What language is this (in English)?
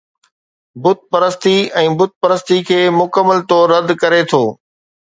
Sindhi